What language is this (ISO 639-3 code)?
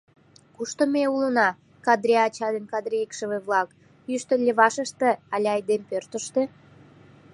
chm